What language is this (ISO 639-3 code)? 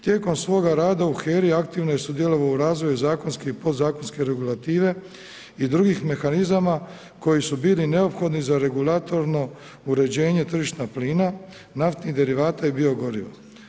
hrv